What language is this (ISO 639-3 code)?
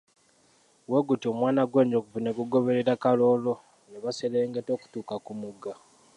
lug